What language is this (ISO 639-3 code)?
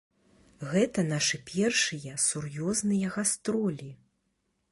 bel